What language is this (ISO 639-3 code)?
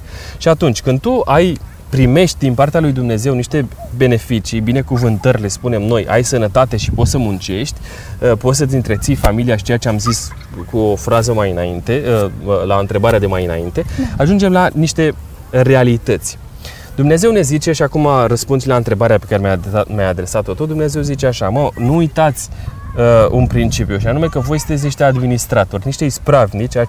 ron